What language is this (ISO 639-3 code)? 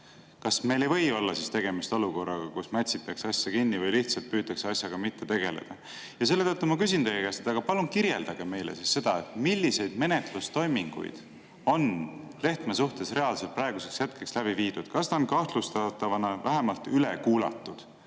est